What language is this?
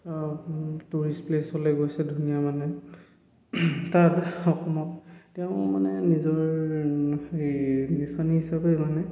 Assamese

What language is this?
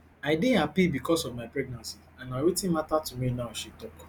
Nigerian Pidgin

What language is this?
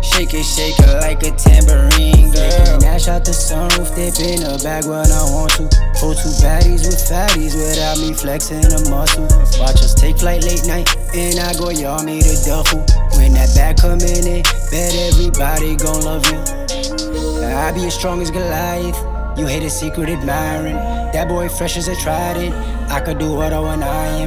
English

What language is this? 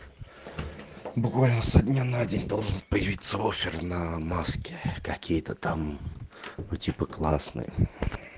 Russian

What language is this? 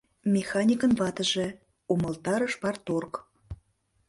Mari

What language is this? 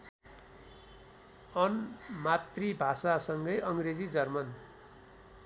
Nepali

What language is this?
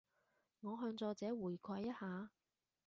Cantonese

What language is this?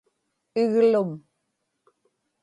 Inupiaq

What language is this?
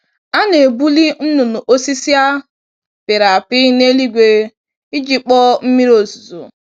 Igbo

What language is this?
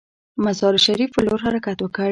Pashto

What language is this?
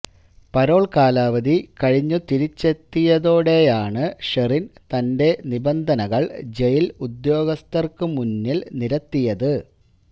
Malayalam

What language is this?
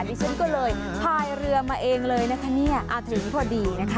Thai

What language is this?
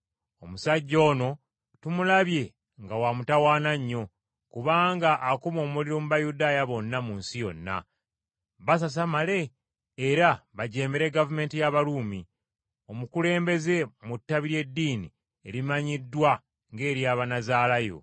Ganda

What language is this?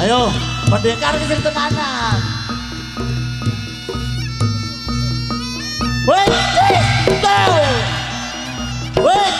Indonesian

